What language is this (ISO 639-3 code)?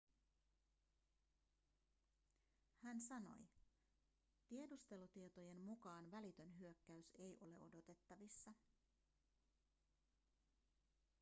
fin